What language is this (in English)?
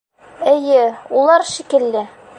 Bashkir